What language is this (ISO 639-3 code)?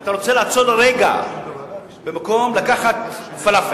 heb